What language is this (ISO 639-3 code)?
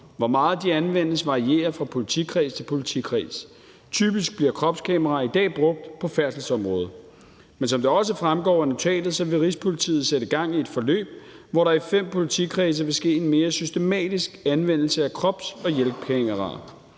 dan